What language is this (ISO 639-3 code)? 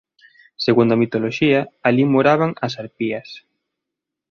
glg